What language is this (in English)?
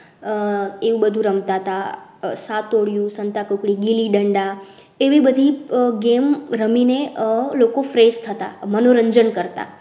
Gujarati